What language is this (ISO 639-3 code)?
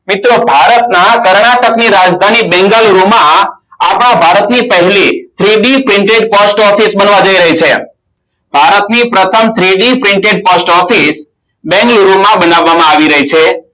guj